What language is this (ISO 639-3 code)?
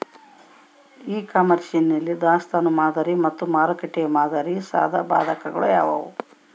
kan